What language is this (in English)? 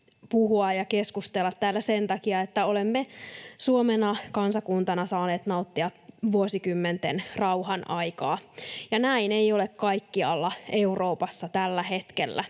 Finnish